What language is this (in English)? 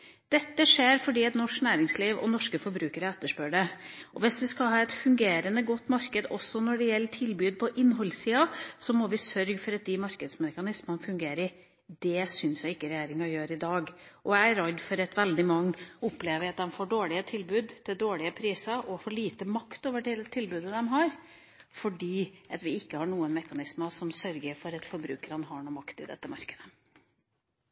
Norwegian Bokmål